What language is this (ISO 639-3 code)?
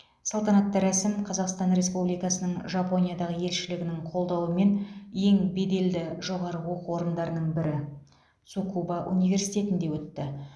kaz